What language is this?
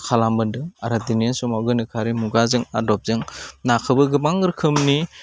Bodo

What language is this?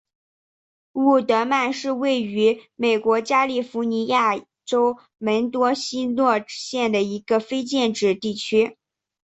Chinese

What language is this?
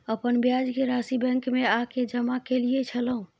Maithili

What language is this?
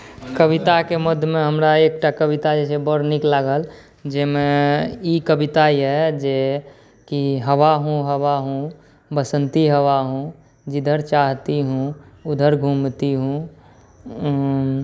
Maithili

